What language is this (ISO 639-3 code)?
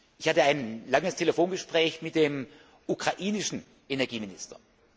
deu